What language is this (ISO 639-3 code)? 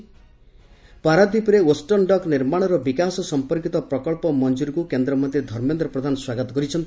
ori